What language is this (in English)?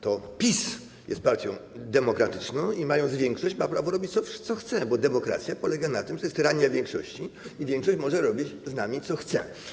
Polish